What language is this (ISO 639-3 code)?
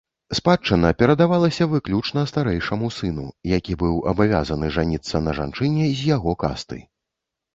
bel